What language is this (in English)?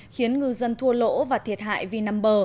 Vietnamese